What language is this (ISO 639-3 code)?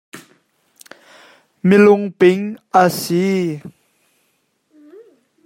cnh